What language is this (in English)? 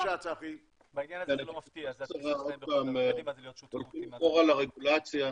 Hebrew